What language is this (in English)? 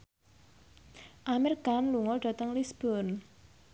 Javanese